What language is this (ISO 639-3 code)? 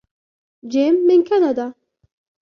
ara